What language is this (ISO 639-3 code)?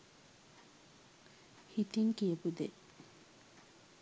sin